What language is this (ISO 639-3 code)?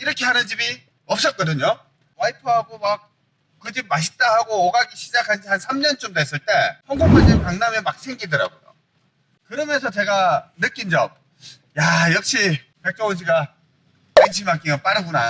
kor